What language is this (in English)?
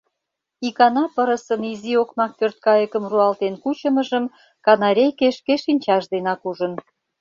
Mari